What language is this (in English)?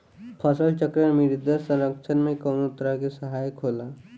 Bhojpuri